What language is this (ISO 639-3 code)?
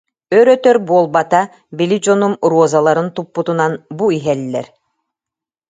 sah